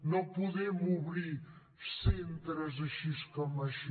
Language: Catalan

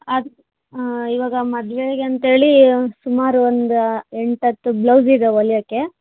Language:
Kannada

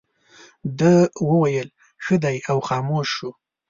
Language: Pashto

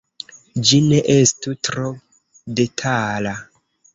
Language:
Esperanto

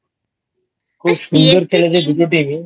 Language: Bangla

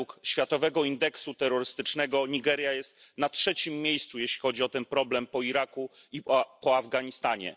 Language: Polish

